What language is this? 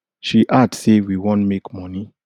Nigerian Pidgin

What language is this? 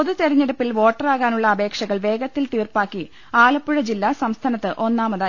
Malayalam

